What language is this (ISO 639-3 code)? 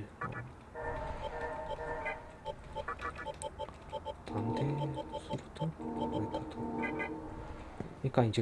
kor